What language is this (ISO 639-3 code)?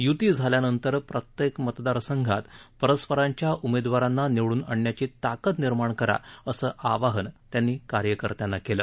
mar